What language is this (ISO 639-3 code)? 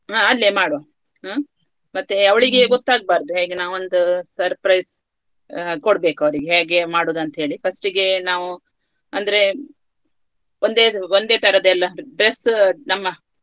kan